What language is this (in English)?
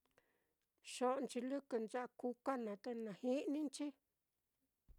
Mitlatongo Mixtec